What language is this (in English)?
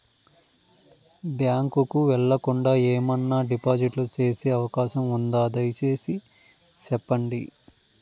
Telugu